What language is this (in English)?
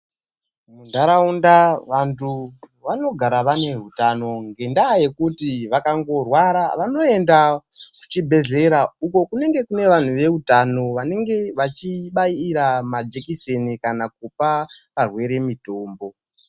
Ndau